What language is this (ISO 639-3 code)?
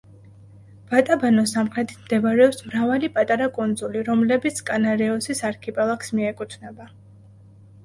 kat